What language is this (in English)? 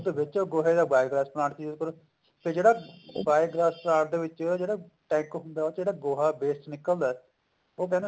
Punjabi